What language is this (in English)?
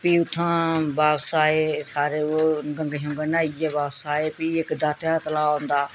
Dogri